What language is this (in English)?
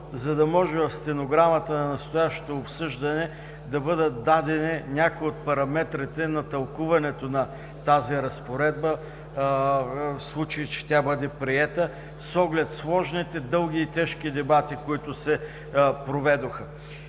Bulgarian